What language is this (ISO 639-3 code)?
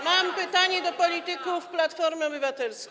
pol